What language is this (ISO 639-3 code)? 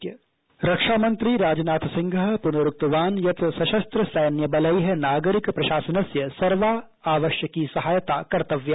san